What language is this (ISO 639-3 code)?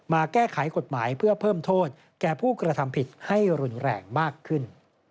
tha